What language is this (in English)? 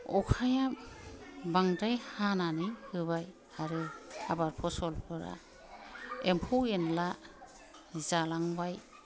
Bodo